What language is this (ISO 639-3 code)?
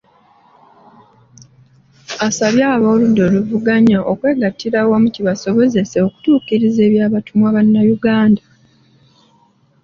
lug